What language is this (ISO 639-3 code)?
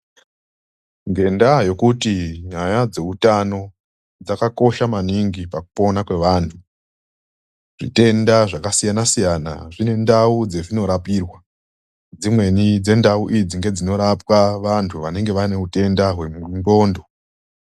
ndc